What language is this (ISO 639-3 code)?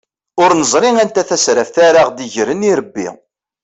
kab